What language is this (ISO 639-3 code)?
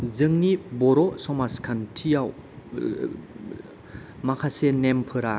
brx